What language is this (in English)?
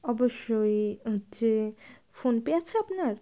Bangla